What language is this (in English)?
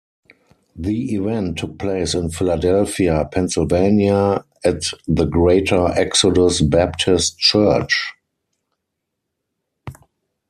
English